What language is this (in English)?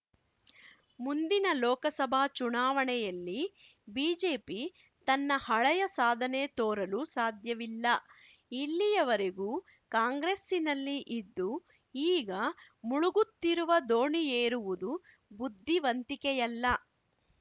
Kannada